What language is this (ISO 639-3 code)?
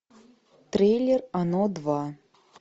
rus